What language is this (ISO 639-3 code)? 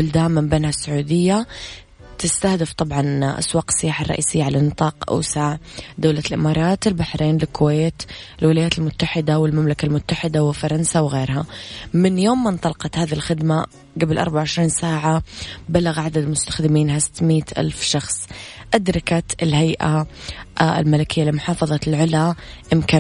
ara